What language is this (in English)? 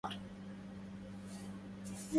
Arabic